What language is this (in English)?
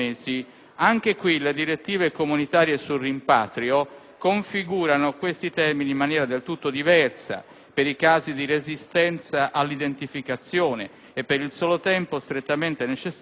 Italian